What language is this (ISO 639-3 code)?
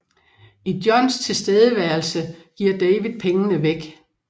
dan